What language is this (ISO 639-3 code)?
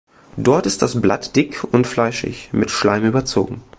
deu